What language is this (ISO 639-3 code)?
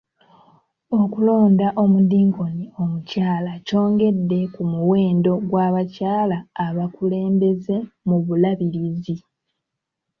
lug